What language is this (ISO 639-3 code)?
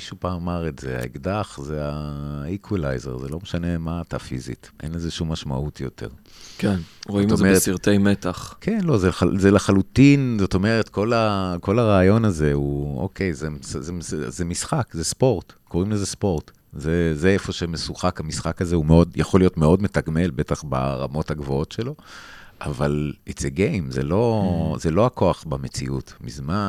heb